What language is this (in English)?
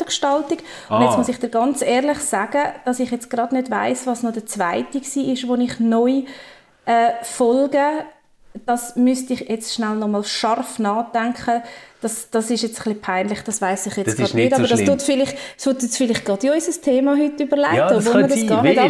German